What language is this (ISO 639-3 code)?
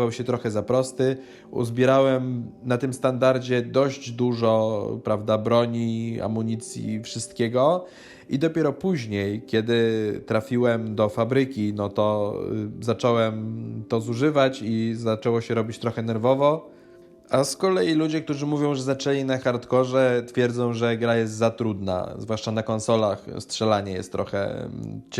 pol